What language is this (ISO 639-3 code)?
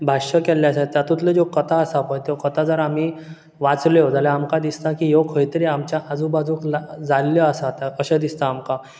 kok